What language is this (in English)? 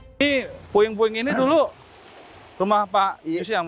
Indonesian